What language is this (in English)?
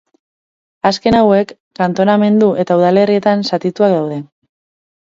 Basque